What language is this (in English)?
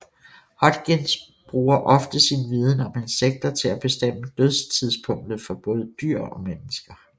Danish